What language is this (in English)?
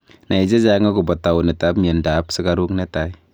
Kalenjin